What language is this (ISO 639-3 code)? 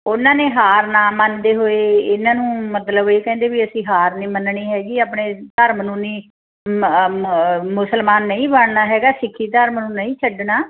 pan